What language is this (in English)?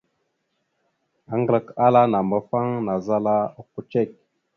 Mada (Cameroon)